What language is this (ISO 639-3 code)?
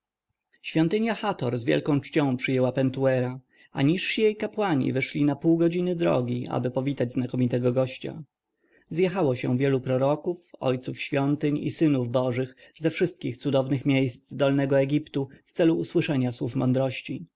pol